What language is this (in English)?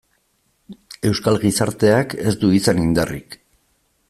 Basque